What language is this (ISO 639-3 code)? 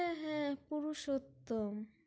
ben